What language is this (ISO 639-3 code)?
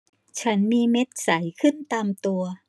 tha